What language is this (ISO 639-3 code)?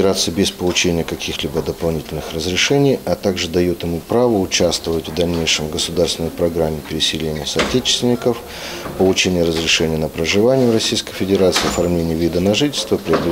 rus